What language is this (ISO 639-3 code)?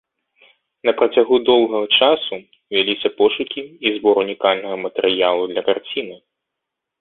bel